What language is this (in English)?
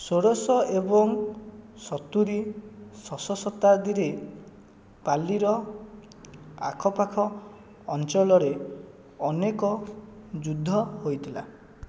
Odia